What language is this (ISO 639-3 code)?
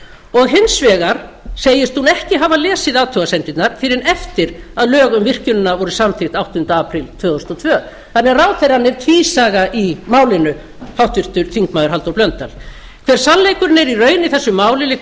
isl